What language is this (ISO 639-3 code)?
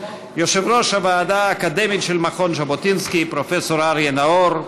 heb